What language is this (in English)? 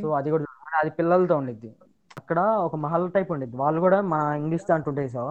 Telugu